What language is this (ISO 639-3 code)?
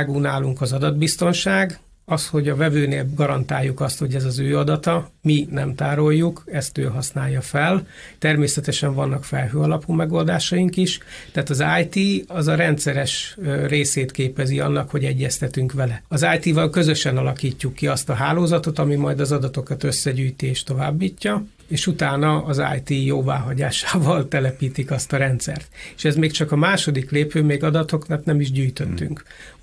hun